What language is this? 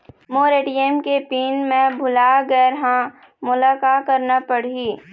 Chhattisgarhi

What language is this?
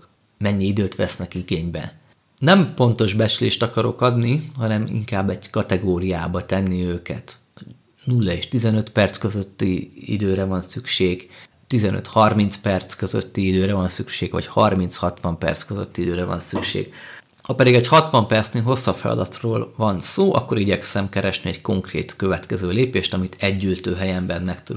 Hungarian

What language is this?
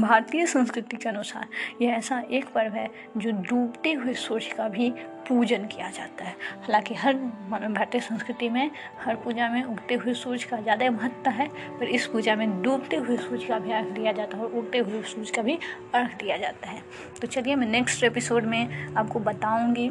Hindi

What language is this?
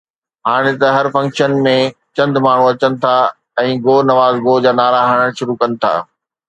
Sindhi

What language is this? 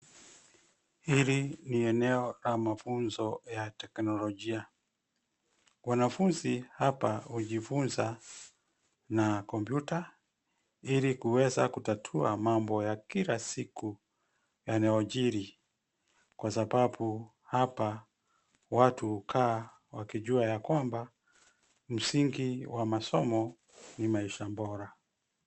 Swahili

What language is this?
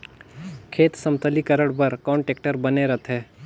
Chhattisgarhi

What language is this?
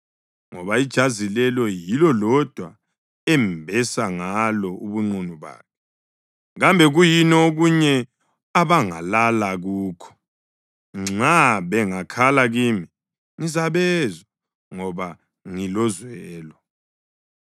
North Ndebele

